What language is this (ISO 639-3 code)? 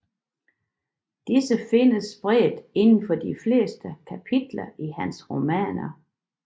dan